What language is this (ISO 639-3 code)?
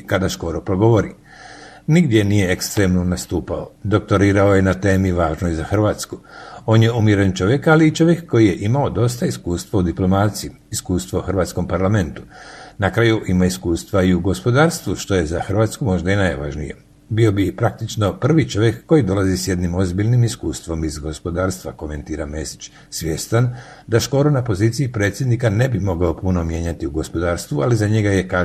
hrv